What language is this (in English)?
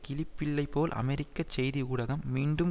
Tamil